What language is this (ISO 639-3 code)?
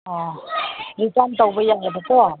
mni